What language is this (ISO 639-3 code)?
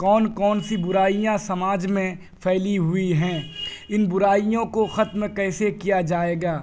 urd